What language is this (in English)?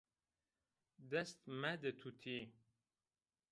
Zaza